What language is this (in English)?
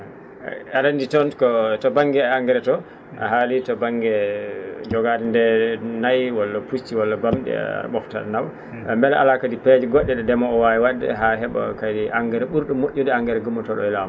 Fula